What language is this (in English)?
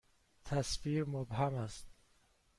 Persian